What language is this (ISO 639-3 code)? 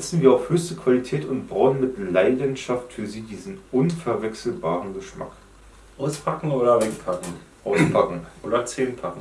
deu